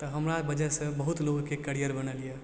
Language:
Maithili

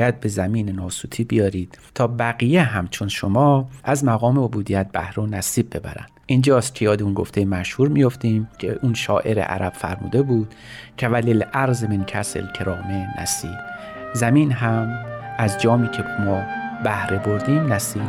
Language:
Persian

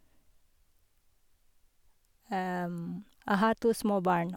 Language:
Norwegian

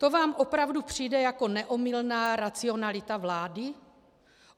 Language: Czech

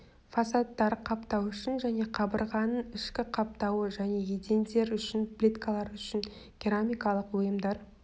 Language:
Kazakh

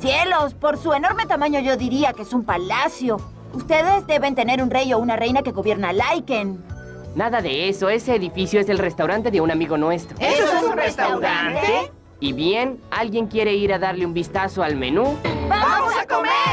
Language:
Spanish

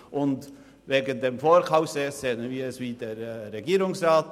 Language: Swiss German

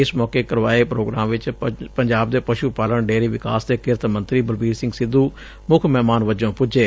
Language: Punjabi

